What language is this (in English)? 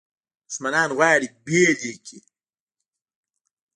Pashto